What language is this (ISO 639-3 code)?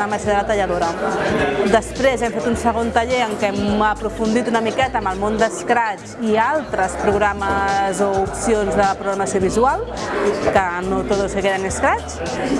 spa